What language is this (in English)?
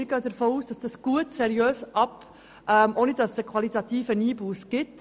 Swiss German